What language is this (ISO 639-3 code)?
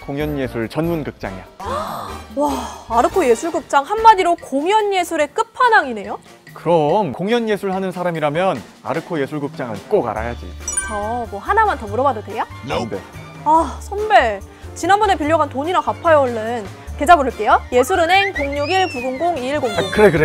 kor